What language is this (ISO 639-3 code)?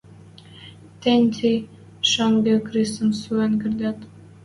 mrj